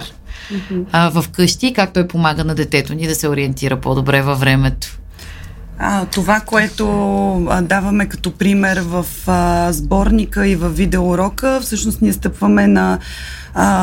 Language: Bulgarian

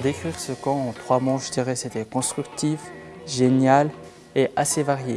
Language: Italian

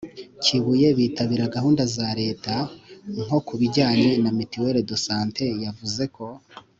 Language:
Kinyarwanda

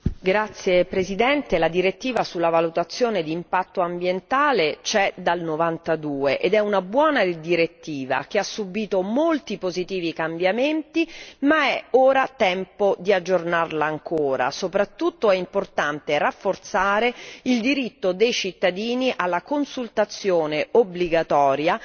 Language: Italian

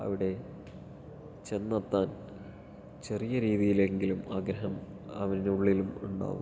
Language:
Malayalam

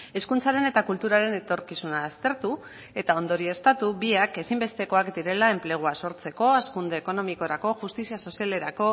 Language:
Basque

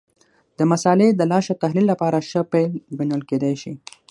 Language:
Pashto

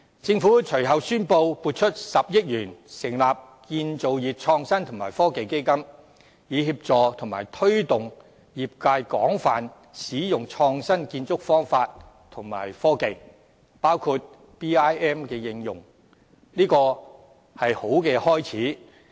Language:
Cantonese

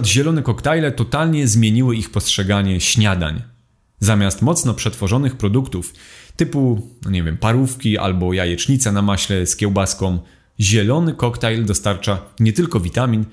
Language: Polish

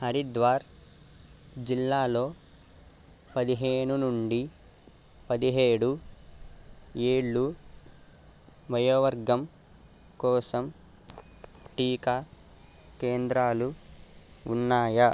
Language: Telugu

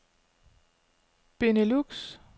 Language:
Danish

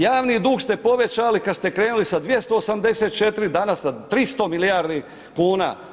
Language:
Croatian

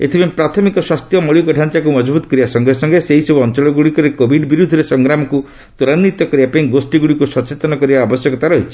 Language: Odia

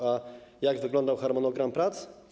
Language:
Polish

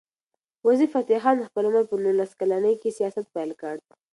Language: Pashto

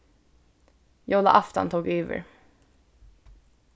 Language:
Faroese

